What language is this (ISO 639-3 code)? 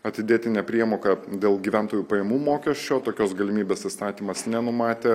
lit